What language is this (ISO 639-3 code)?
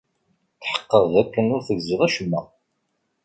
kab